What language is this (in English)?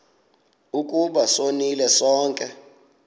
Xhosa